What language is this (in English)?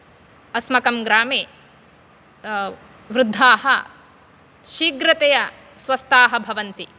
Sanskrit